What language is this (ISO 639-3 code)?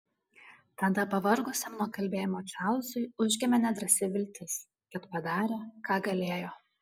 lit